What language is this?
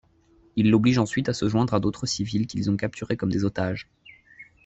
French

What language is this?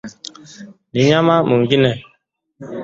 Swahili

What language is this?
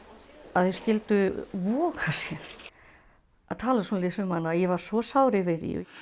Icelandic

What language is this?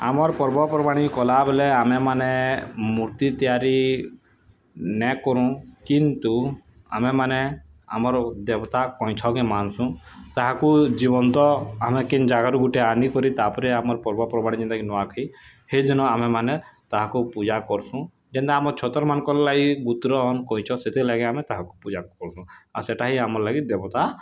Odia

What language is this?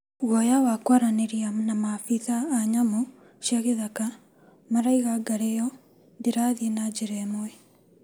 Kikuyu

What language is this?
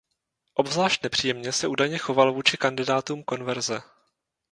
Czech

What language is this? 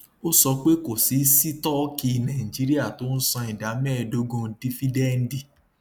Yoruba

